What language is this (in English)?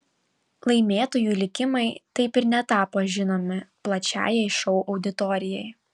Lithuanian